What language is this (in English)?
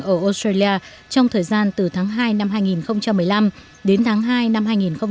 Vietnamese